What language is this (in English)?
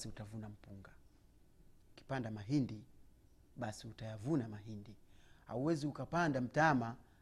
Swahili